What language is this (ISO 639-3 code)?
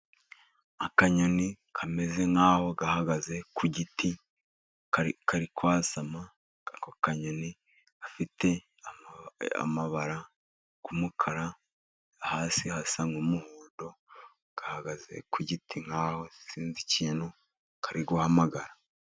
kin